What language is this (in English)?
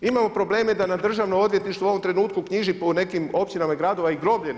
Croatian